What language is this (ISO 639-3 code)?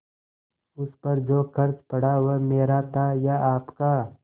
hin